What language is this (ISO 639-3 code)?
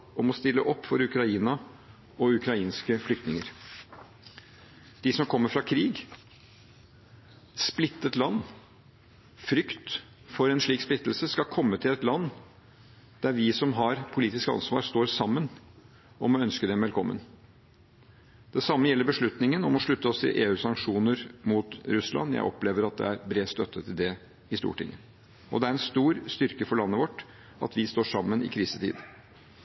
nob